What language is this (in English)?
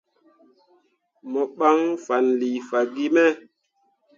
Mundang